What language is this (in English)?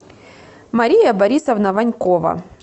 Russian